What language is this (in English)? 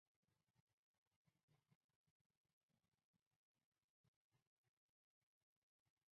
Chinese